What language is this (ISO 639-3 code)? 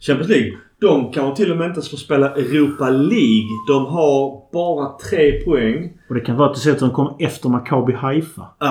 swe